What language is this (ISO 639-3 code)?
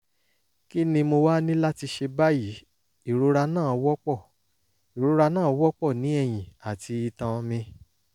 yor